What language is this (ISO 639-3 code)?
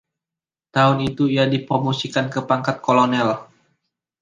ind